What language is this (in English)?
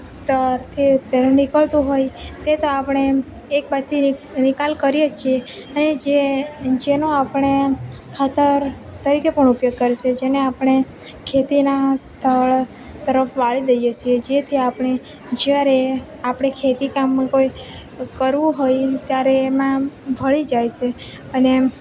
Gujarati